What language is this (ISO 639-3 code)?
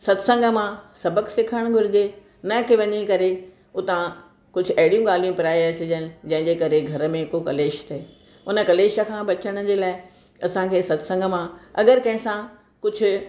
snd